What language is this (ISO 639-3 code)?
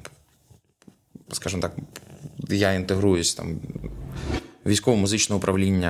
ukr